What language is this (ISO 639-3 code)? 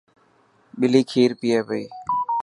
mki